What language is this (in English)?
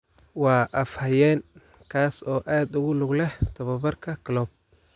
Somali